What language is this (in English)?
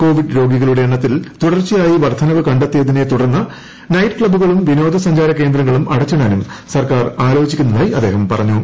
Malayalam